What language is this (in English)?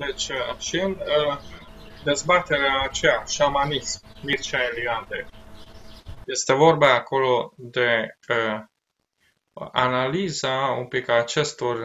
Romanian